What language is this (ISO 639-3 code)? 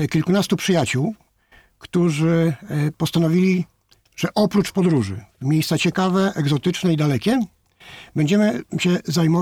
pol